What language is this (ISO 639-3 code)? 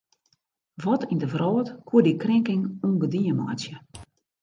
fry